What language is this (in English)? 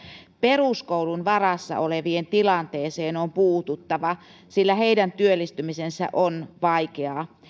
Finnish